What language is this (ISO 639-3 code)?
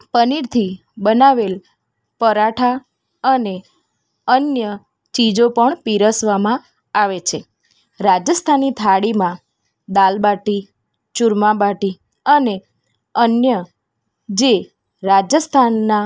guj